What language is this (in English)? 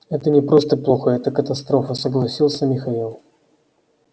Russian